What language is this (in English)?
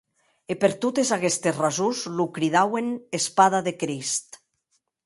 Occitan